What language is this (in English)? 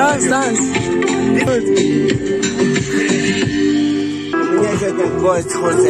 Turkish